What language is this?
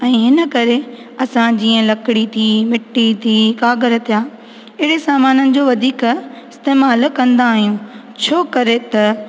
Sindhi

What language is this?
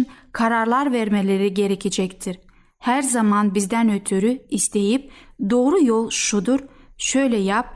Turkish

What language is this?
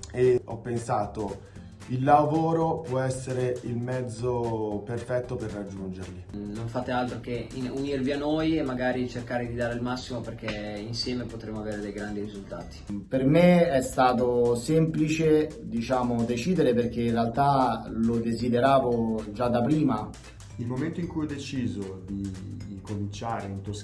Italian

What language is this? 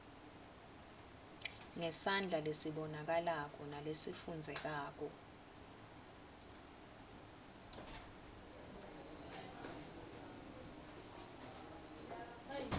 Swati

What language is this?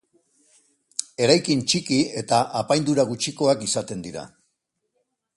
Basque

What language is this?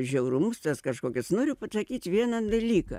Lithuanian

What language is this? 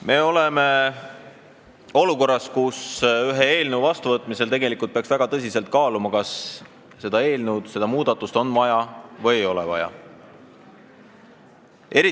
Estonian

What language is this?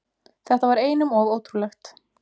Icelandic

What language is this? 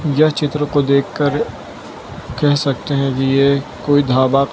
Hindi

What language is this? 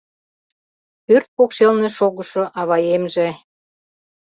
Mari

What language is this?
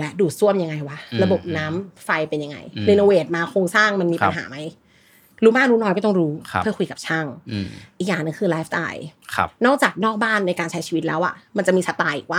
Thai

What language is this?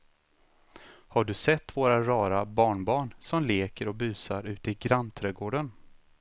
Swedish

